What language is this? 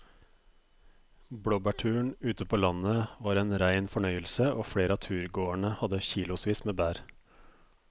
Norwegian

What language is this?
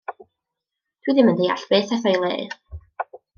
Welsh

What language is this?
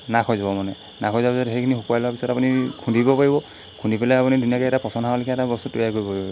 Assamese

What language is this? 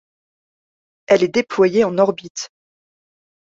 French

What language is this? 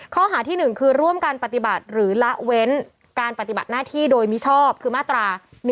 Thai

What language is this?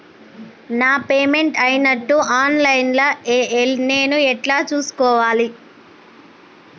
Telugu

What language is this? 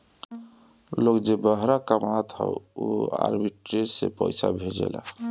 Bhojpuri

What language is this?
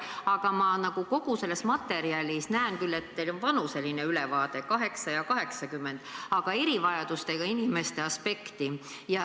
Estonian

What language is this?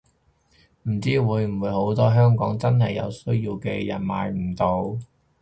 Cantonese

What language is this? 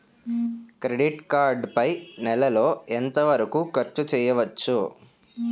Telugu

